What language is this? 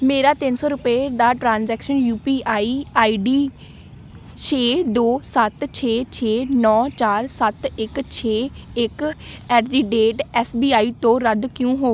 Punjabi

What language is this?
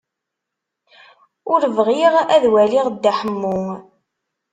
Kabyle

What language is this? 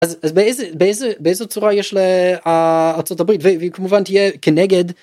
Hebrew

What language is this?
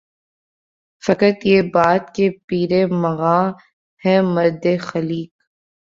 Urdu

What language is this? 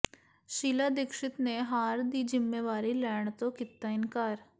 Punjabi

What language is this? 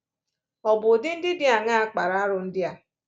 Igbo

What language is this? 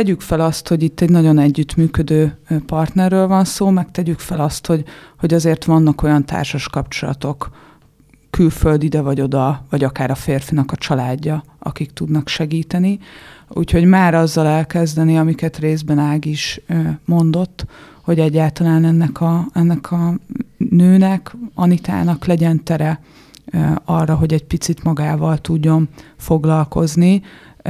Hungarian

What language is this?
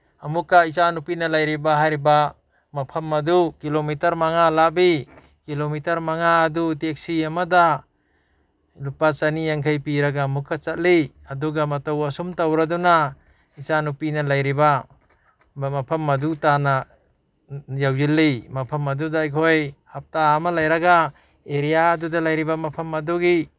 Manipuri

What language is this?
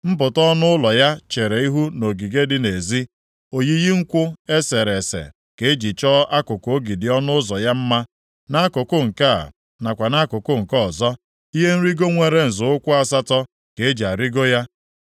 Igbo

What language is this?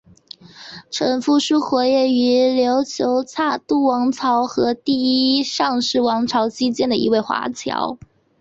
Chinese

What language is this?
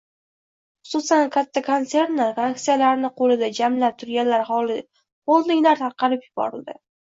Uzbek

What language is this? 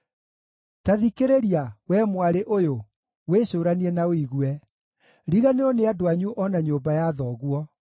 Kikuyu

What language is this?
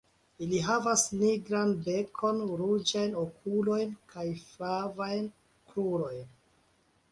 Esperanto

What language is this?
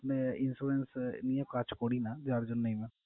Bangla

